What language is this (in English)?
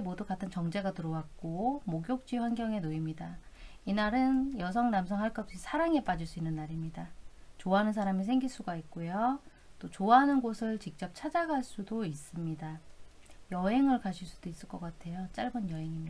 Korean